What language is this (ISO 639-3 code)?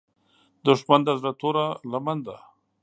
pus